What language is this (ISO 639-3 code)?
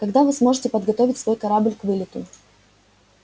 rus